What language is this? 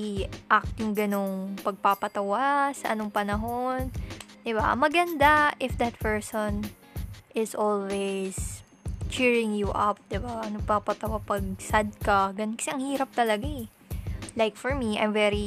Filipino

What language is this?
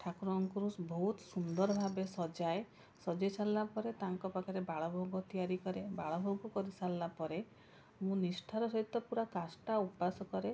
Odia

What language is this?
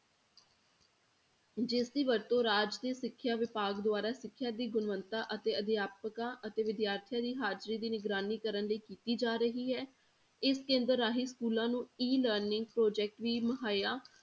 Punjabi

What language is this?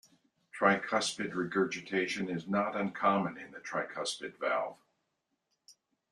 English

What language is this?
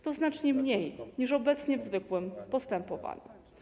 Polish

